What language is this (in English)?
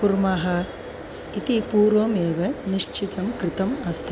Sanskrit